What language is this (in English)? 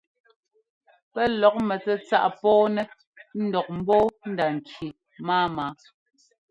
Ngomba